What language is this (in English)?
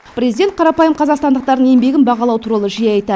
Kazakh